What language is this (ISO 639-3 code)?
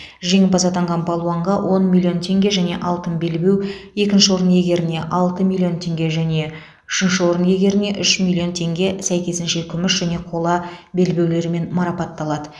kaz